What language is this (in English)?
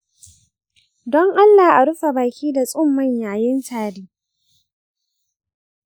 Hausa